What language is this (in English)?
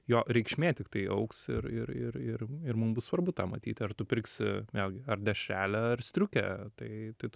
Lithuanian